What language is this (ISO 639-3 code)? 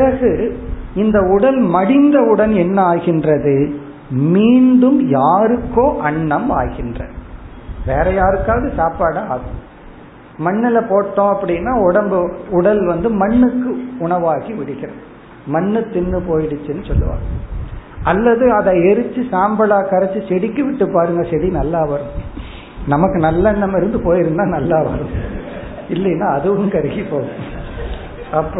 tam